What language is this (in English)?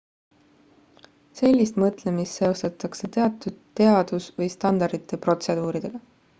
Estonian